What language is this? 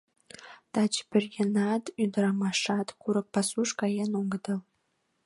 Mari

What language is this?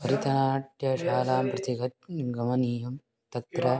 Sanskrit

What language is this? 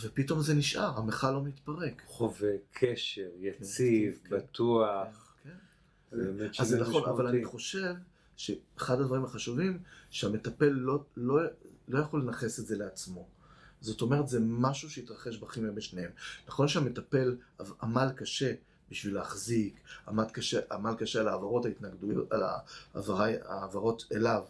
Hebrew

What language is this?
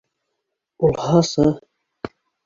Bashkir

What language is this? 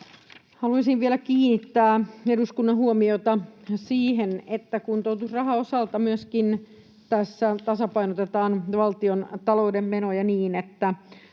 Finnish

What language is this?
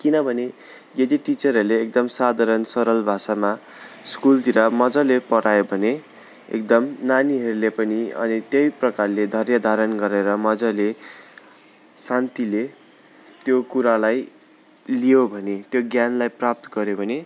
Nepali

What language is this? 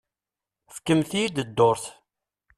Kabyle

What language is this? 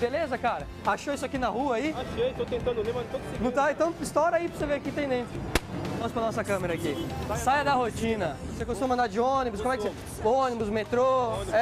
Portuguese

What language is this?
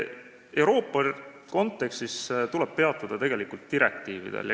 Estonian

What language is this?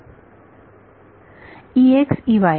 Marathi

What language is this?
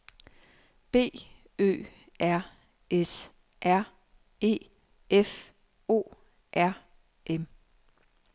Danish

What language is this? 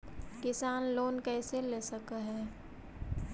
Magahi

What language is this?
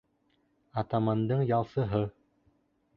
Bashkir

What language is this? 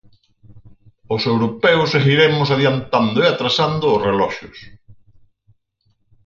Galician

